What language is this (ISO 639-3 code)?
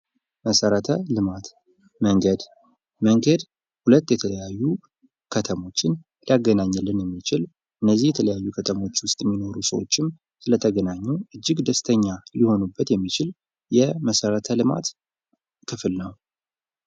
amh